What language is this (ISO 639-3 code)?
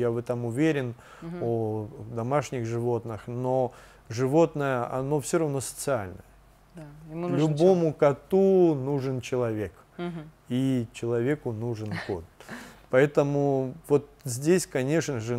rus